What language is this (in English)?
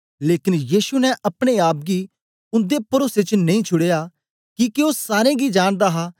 Dogri